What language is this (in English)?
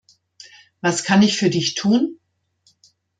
German